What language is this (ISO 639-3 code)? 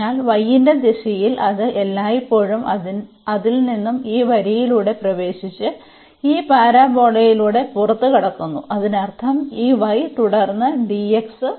mal